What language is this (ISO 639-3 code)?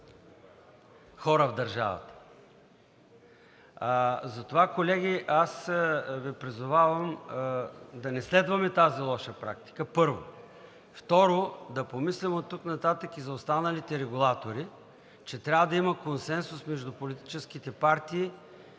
bul